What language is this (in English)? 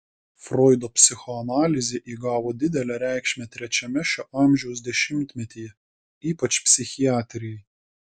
Lithuanian